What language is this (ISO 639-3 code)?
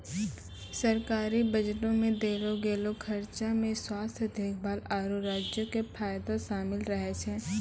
mai